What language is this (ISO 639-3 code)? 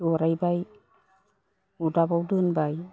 brx